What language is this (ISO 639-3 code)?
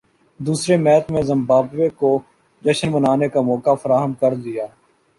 urd